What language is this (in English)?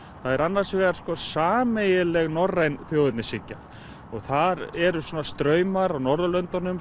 Icelandic